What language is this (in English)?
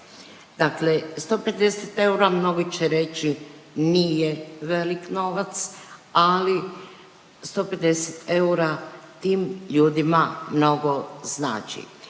Croatian